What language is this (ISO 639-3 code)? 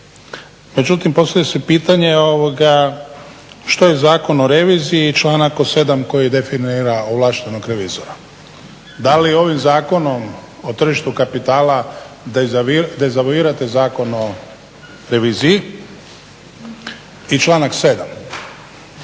hrv